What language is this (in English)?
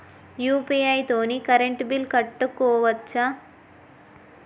Telugu